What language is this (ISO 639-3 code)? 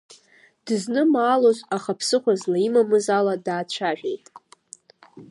abk